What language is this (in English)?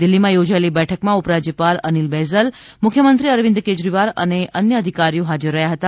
Gujarati